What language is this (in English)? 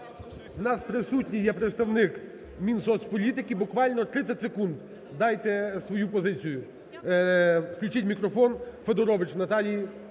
Ukrainian